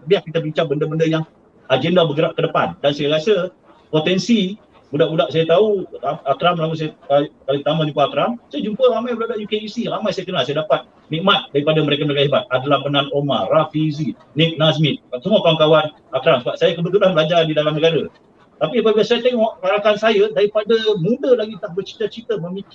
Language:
Malay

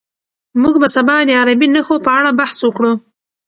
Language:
Pashto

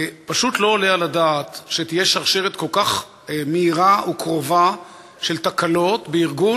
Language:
Hebrew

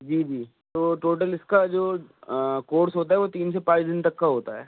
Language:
Urdu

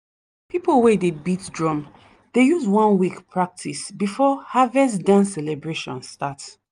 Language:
Nigerian Pidgin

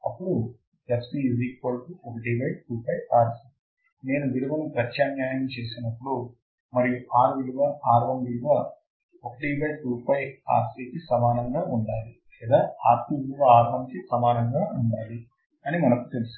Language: Telugu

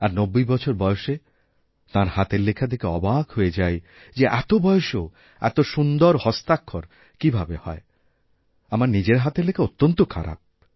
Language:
Bangla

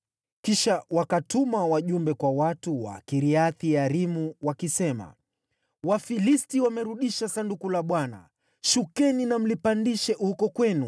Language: Swahili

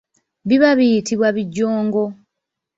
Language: Ganda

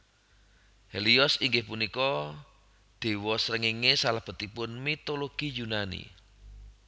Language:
Javanese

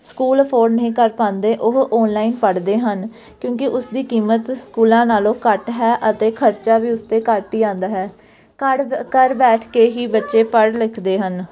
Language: Punjabi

